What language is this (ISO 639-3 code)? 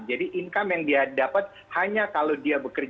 ind